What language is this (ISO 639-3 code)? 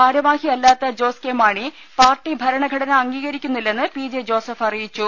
mal